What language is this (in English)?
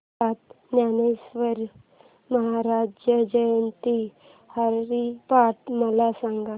Marathi